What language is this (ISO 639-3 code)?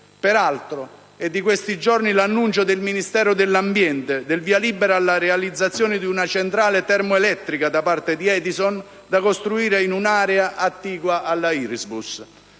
ita